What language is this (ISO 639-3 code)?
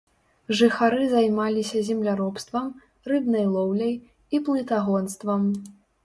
bel